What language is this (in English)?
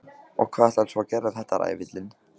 Icelandic